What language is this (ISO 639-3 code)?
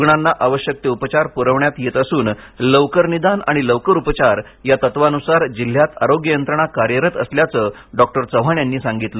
mar